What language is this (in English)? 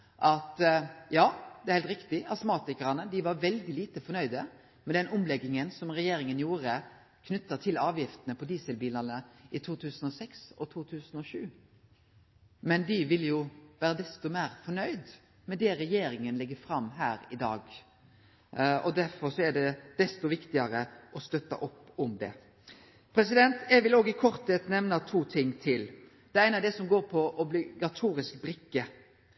Norwegian Nynorsk